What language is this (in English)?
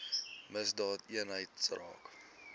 Afrikaans